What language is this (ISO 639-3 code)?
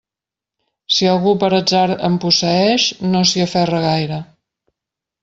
cat